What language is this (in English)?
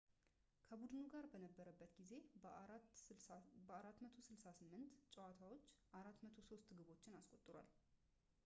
Amharic